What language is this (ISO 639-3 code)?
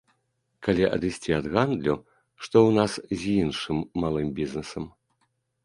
bel